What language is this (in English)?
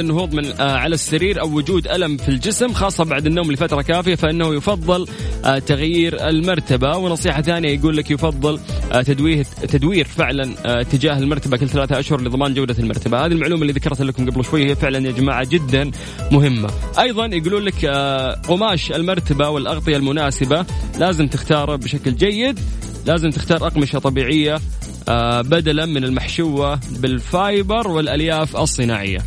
Arabic